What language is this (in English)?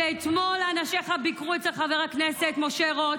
Hebrew